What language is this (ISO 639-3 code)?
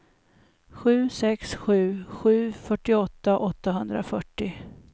swe